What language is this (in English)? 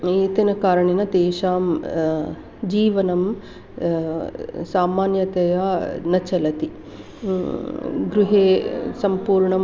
Sanskrit